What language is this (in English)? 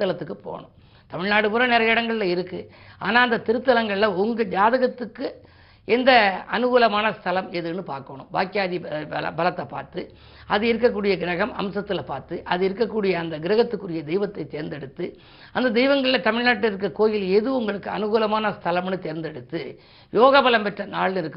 Tamil